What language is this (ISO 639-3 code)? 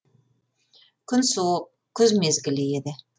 kaz